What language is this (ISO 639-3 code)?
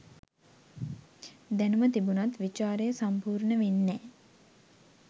sin